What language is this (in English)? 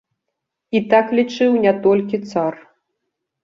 Belarusian